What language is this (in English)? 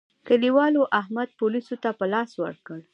Pashto